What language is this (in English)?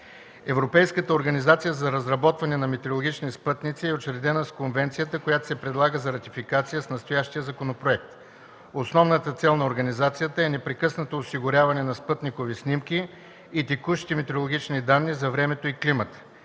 Bulgarian